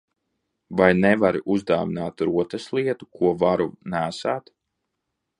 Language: Latvian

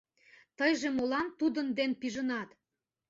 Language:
Mari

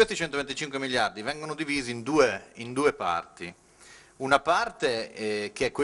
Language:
Italian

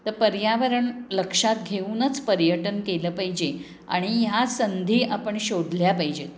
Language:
Marathi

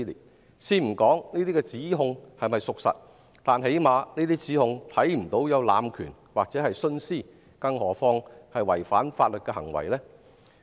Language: Cantonese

